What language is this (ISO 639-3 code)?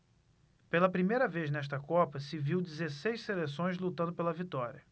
por